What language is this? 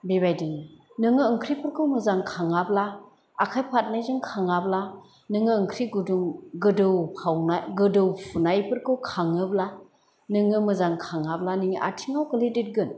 Bodo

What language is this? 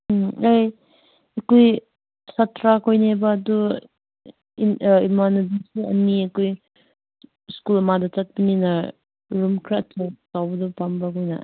Manipuri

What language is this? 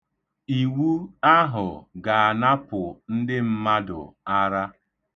Igbo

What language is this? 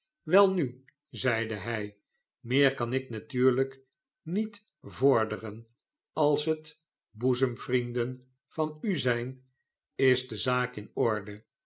Dutch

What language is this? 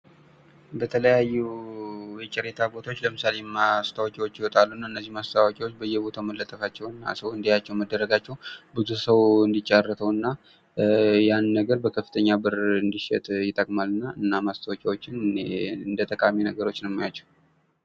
Amharic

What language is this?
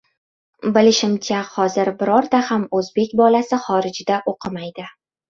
Uzbek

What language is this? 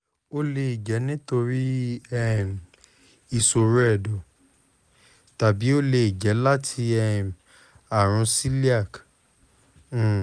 Yoruba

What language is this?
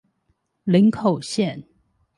Chinese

